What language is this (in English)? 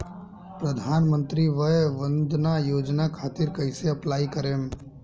Bhojpuri